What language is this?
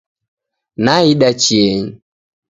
Taita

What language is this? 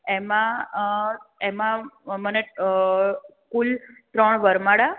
Gujarati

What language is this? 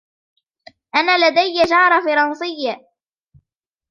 Arabic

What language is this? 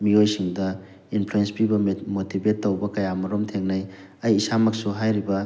Manipuri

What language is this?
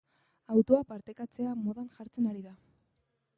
Basque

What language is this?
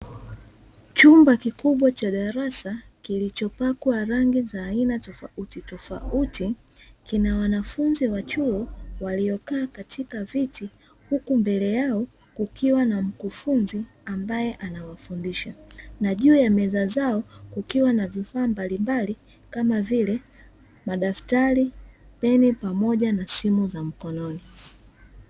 Swahili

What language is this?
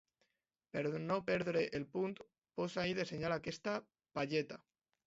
Catalan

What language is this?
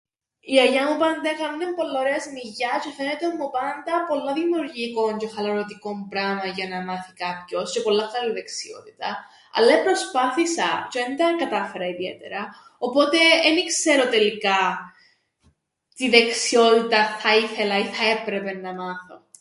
Greek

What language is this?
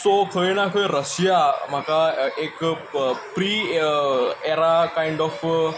Konkani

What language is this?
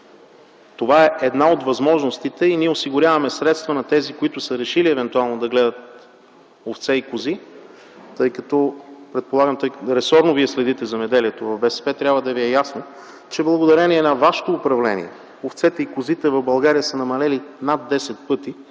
Bulgarian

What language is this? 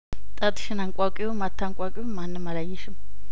Amharic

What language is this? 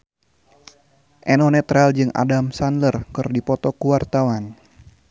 Sundanese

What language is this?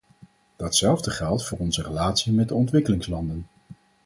Dutch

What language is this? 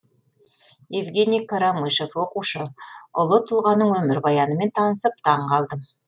Kazakh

